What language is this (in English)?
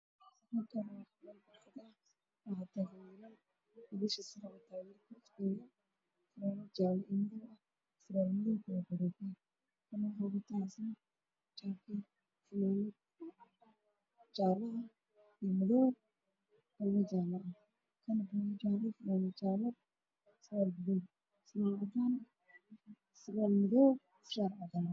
Somali